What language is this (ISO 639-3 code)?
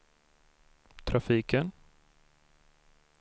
swe